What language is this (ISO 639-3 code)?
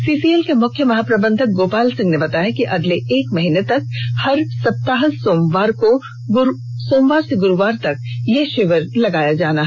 hin